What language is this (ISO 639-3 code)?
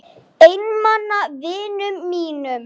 isl